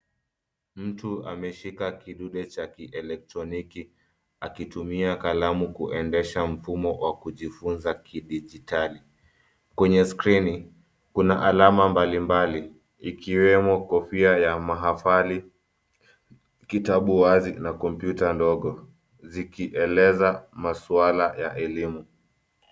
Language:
Swahili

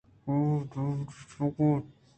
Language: Eastern Balochi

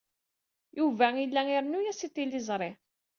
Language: Kabyle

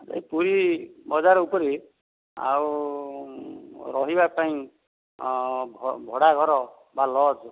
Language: Odia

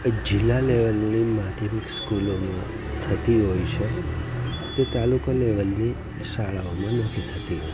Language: Gujarati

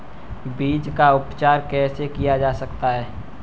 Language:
Hindi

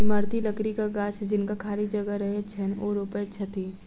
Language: Maithili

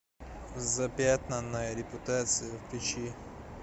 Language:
Russian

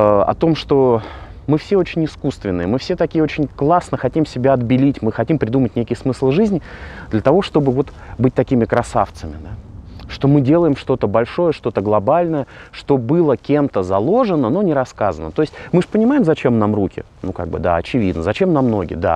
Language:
Russian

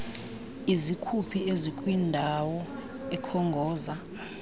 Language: Xhosa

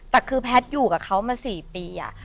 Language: Thai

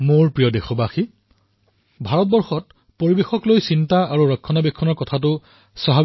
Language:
Assamese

